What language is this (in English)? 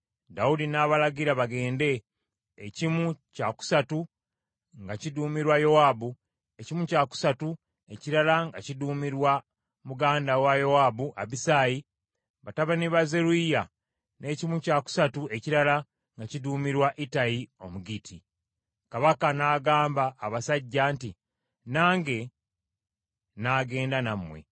Ganda